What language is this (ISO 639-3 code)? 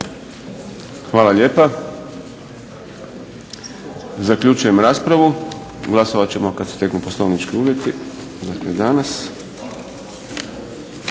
hrv